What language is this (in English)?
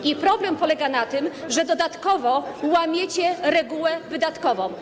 Polish